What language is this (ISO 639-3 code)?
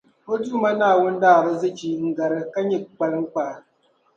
dag